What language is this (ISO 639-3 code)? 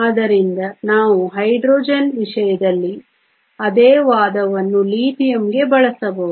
kan